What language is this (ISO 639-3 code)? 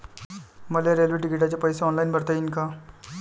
mar